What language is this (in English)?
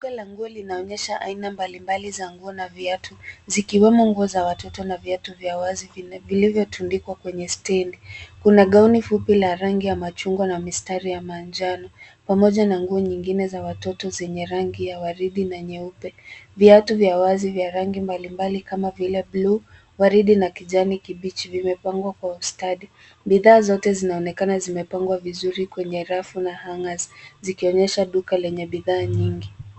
Swahili